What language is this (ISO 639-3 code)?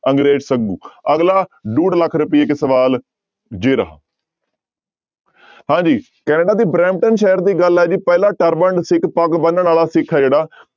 pan